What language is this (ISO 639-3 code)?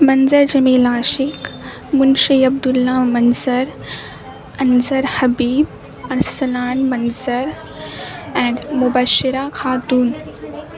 urd